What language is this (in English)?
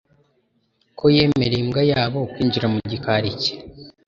Kinyarwanda